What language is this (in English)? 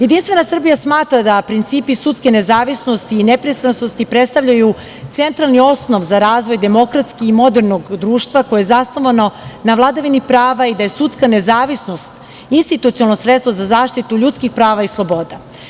Serbian